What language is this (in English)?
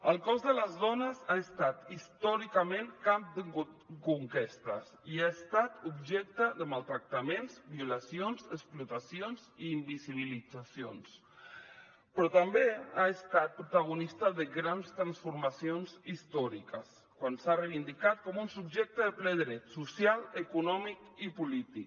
Catalan